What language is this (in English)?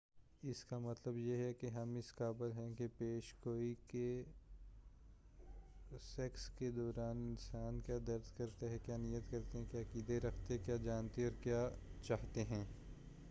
Urdu